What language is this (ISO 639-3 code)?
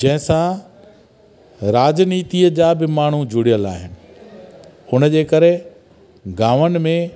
snd